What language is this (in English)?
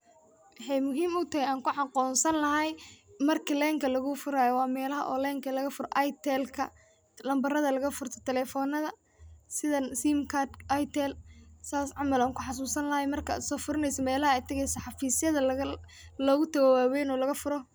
Somali